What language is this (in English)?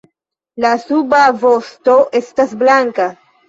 Esperanto